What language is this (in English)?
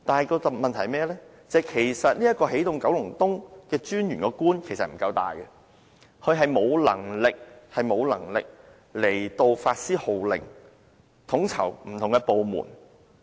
Cantonese